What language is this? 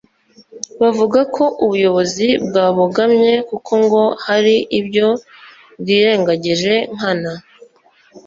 Kinyarwanda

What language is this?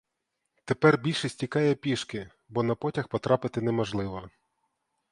Ukrainian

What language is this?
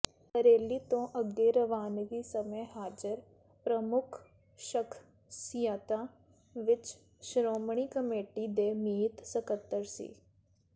Punjabi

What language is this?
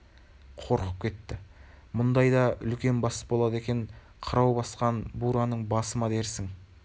Kazakh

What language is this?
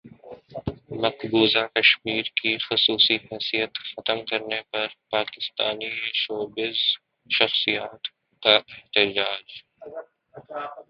Urdu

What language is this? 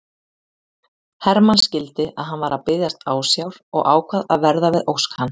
Icelandic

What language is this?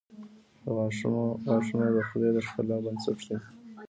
Pashto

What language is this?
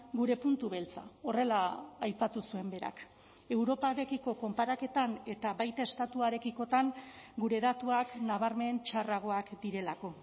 Basque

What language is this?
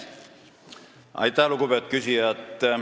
Estonian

